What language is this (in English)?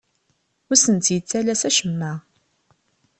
Kabyle